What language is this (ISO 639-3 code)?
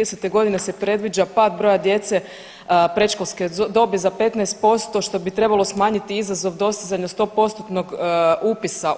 hrv